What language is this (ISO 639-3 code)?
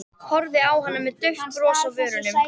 isl